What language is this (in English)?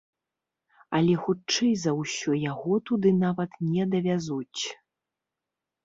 Belarusian